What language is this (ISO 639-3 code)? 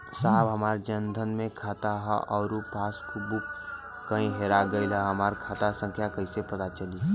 bho